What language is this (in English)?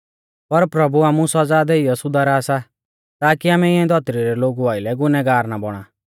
Mahasu Pahari